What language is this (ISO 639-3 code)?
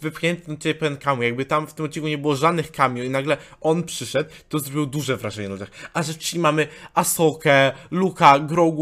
pol